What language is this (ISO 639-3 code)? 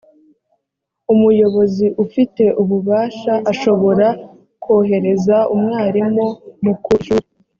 kin